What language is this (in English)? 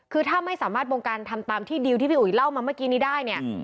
Thai